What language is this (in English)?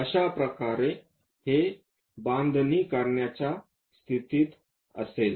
Marathi